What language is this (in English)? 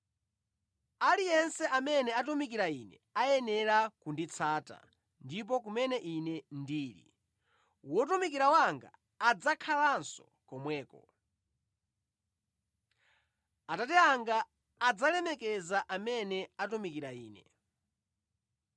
Nyanja